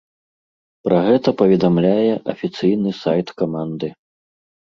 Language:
Belarusian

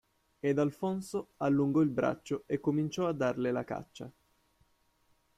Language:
Italian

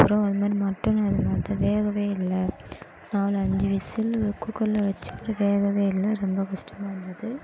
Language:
Tamil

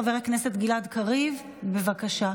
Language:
Hebrew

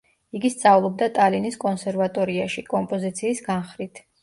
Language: Georgian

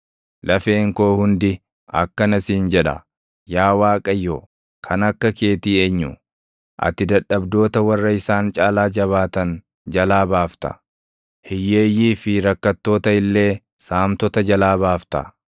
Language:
Oromo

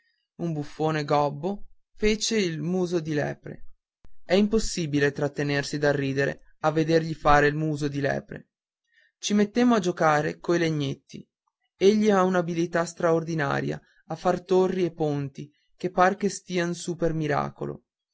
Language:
Italian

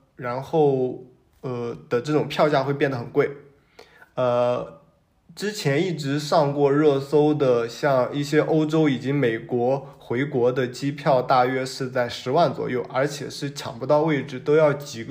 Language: Chinese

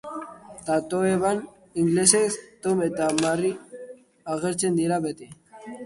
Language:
Basque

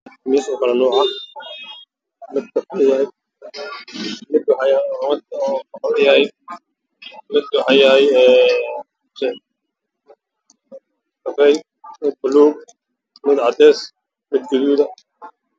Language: Somali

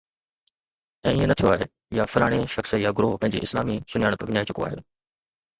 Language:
Sindhi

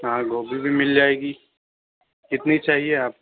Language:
Urdu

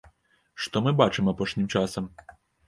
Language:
Belarusian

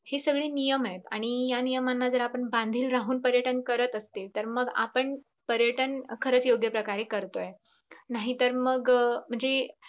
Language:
Marathi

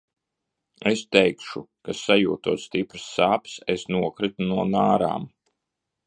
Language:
Latvian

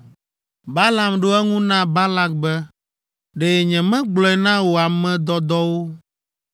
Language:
Ewe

